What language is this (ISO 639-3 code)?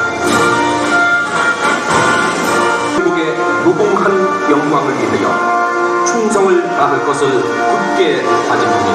kor